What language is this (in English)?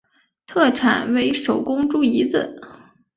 Chinese